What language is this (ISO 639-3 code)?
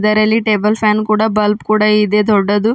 kan